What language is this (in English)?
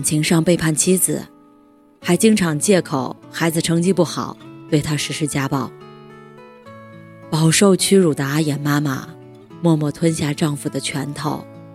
Chinese